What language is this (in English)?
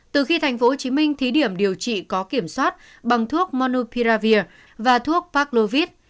Vietnamese